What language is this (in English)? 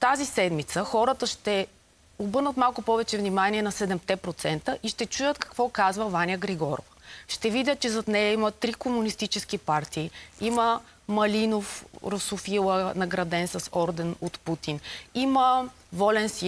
Bulgarian